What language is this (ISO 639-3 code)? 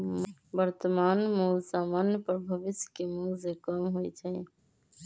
mag